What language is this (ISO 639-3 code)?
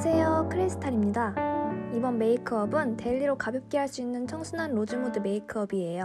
kor